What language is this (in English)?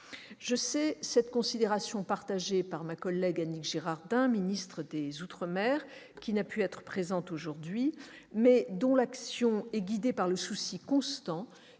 French